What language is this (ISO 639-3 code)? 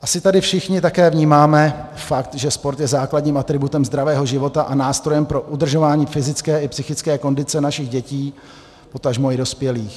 ces